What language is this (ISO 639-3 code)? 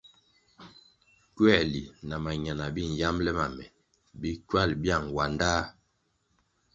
nmg